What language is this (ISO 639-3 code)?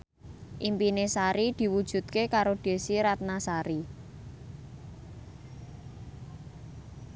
jav